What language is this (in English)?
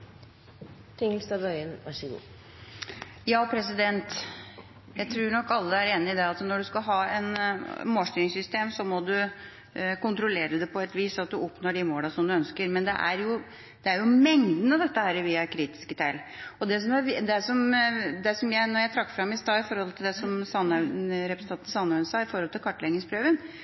Norwegian Bokmål